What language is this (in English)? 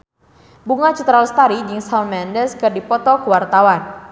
Sundanese